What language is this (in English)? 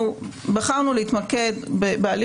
Hebrew